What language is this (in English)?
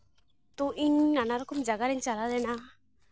Santali